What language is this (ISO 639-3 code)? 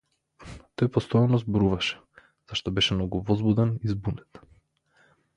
mkd